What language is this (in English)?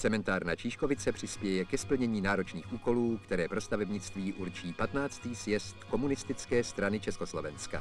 Czech